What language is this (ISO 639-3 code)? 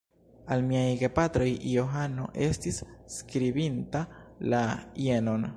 epo